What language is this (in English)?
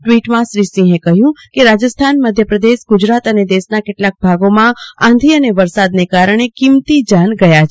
Gujarati